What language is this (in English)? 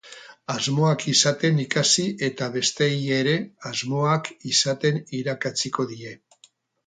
Basque